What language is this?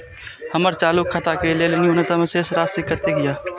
Maithili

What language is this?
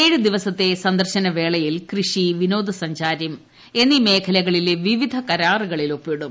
Malayalam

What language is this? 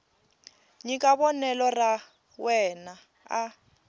Tsonga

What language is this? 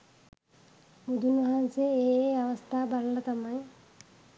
Sinhala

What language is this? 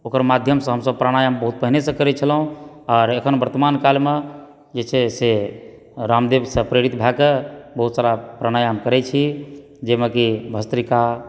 Maithili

